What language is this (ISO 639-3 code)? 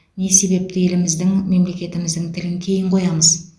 kaz